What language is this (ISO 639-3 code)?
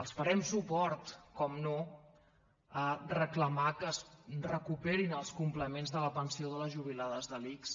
cat